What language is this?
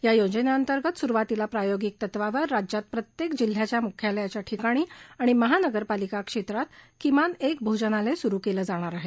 Marathi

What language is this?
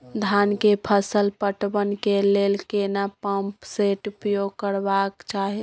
Maithili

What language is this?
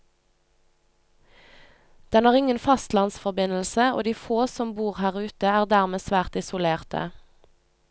Norwegian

